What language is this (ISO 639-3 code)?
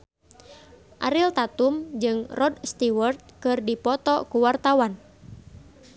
sun